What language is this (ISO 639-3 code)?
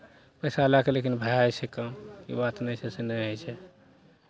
mai